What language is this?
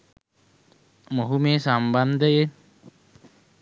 Sinhala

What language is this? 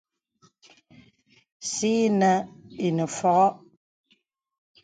Bebele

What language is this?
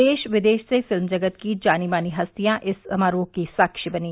Hindi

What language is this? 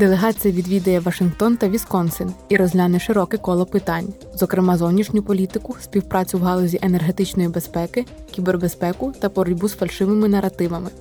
Ukrainian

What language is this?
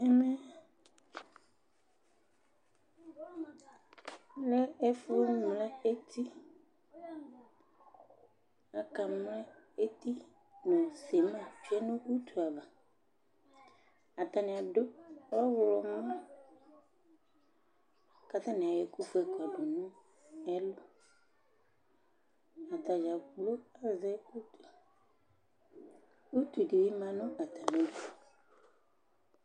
Ikposo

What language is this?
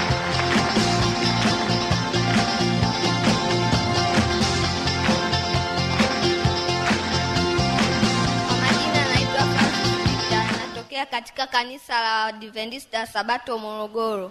Swahili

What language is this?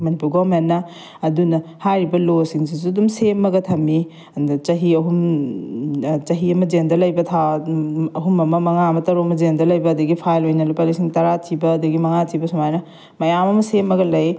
Manipuri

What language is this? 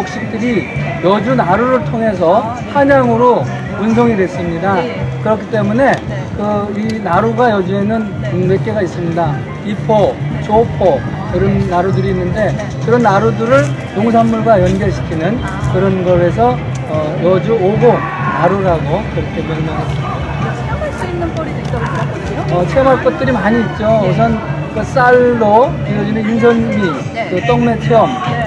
Korean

